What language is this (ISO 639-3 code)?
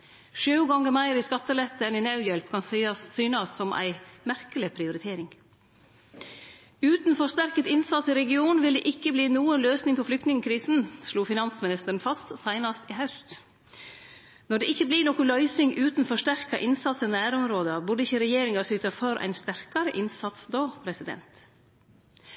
nno